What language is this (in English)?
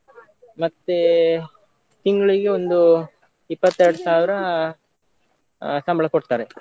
Kannada